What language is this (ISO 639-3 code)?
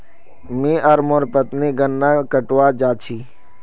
mag